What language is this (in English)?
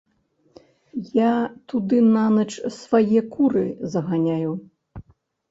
Belarusian